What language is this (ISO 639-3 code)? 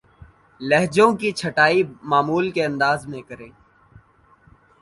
urd